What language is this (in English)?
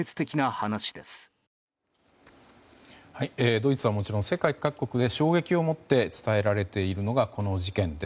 Japanese